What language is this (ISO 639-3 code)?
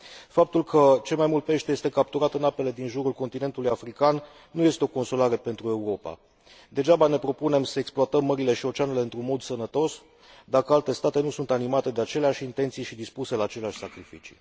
ron